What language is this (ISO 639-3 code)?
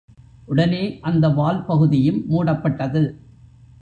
tam